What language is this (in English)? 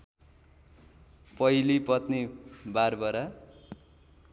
Nepali